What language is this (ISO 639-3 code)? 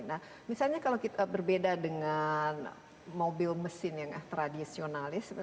ind